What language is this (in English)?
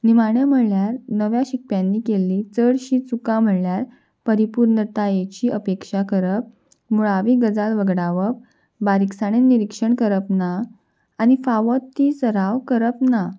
Konkani